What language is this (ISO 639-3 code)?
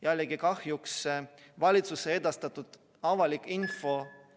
est